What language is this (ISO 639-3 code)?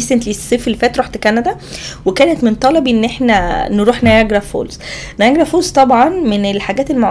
ara